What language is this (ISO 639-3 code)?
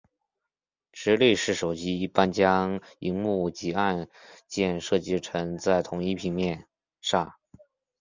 zho